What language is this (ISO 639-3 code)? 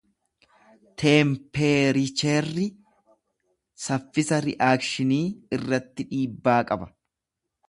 orm